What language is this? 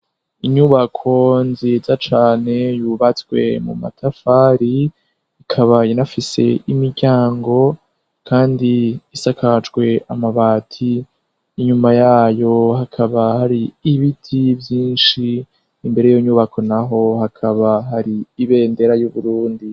Rundi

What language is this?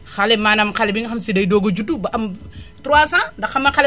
Wolof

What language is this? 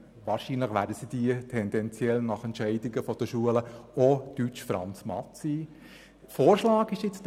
Swiss German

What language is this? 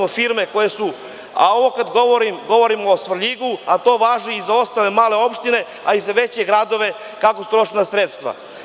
Serbian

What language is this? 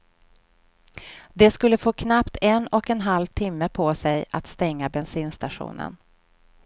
Swedish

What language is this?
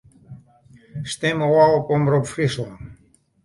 Western Frisian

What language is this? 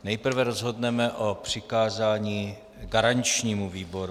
Czech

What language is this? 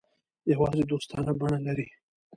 Pashto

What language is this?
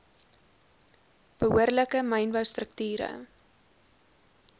Afrikaans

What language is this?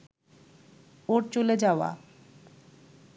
Bangla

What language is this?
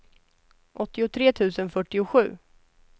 Swedish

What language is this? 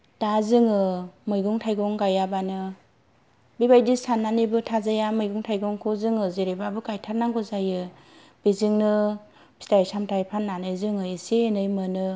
Bodo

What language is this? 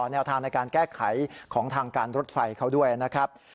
Thai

